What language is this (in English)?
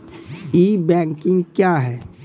Maithili